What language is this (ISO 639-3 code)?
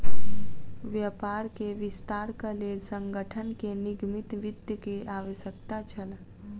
mai